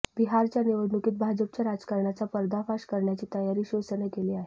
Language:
Marathi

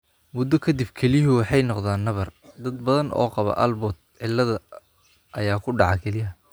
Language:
Somali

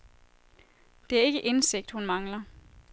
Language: Danish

